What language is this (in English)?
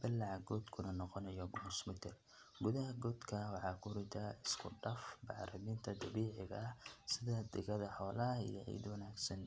Somali